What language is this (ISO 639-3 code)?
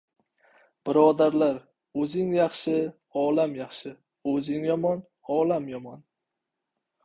uzb